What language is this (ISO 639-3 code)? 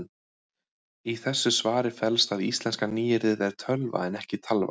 isl